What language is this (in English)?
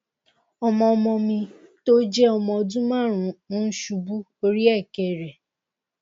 Yoruba